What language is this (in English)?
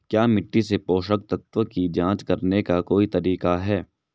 Hindi